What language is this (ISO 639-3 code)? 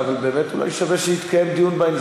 heb